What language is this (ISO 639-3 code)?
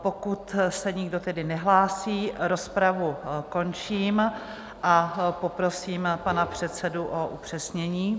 ces